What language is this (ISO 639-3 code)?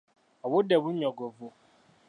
lug